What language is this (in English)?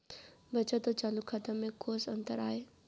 Chhattisgarhi